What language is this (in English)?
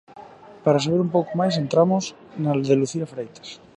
Galician